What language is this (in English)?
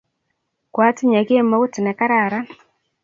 Kalenjin